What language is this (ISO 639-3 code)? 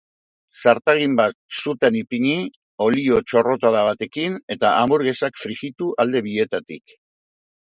eus